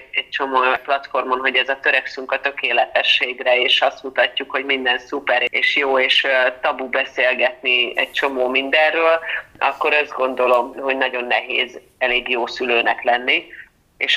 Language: Hungarian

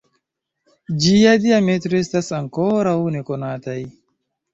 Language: Esperanto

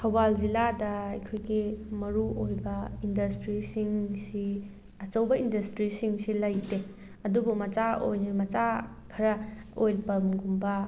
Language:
Manipuri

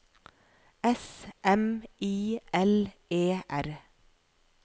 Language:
Norwegian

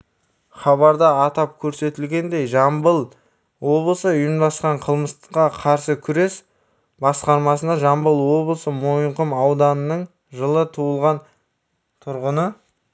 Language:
Kazakh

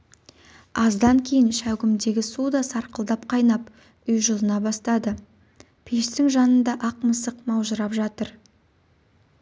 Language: Kazakh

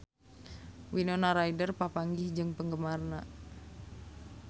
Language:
Sundanese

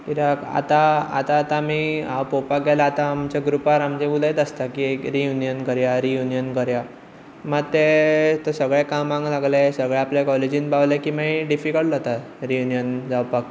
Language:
Konkani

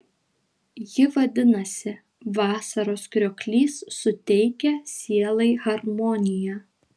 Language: Lithuanian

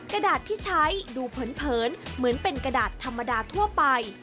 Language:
Thai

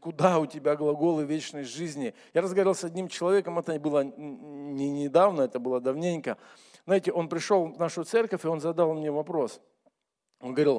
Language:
Russian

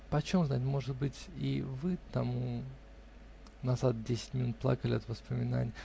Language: Russian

